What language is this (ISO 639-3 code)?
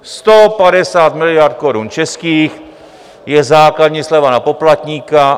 ces